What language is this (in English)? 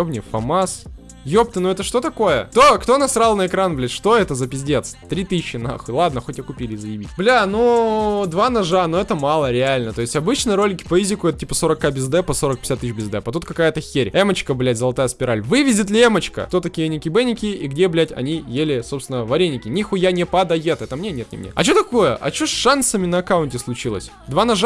Russian